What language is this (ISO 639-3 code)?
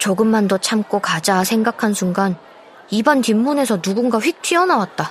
kor